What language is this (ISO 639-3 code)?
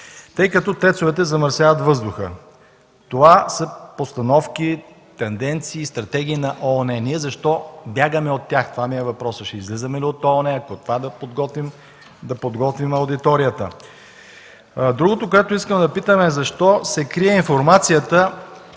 bul